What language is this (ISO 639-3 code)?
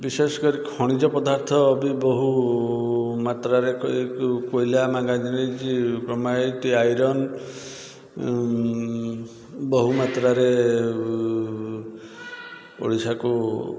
ori